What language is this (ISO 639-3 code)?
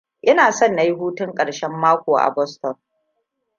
hau